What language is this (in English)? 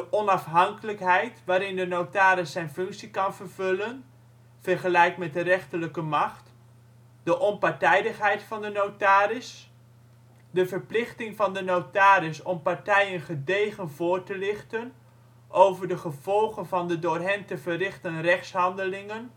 Dutch